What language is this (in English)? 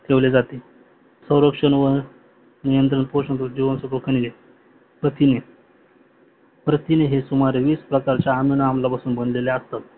Marathi